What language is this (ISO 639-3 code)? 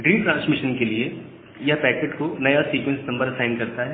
hin